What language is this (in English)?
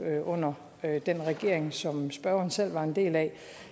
Danish